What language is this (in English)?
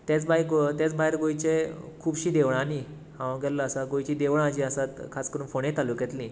Konkani